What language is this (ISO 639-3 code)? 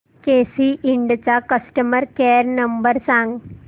mar